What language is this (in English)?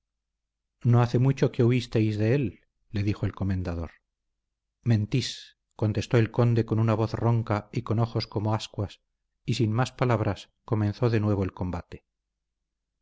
Spanish